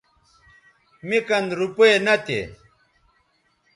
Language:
Bateri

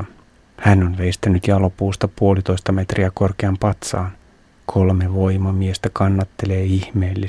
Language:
Finnish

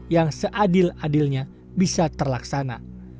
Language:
Indonesian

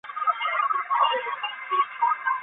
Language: Chinese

